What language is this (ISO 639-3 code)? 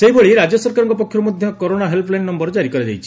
ori